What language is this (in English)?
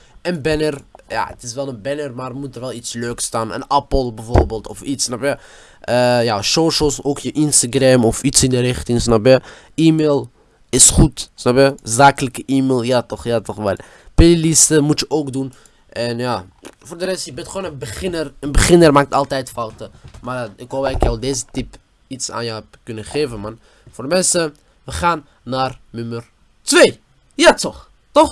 Dutch